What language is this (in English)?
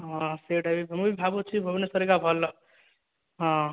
Odia